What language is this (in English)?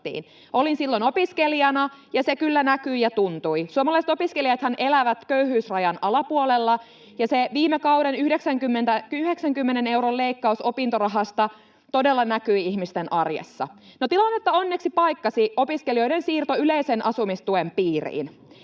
Finnish